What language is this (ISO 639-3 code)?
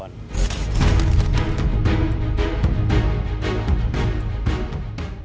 ind